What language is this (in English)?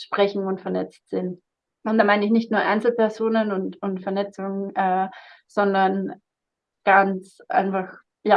German